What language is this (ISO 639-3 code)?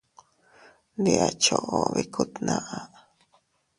cut